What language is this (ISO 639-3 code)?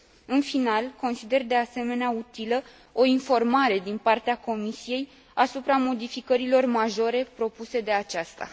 ron